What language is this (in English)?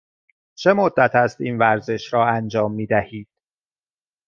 Persian